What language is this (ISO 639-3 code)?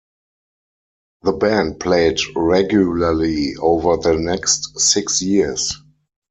eng